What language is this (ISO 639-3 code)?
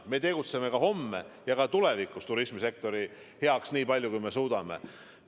est